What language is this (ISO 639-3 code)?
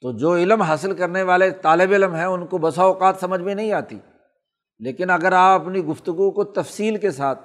urd